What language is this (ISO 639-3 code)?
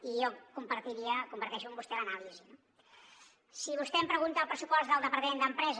cat